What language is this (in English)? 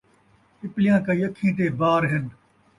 Saraiki